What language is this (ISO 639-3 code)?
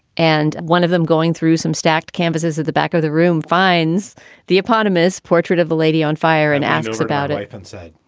eng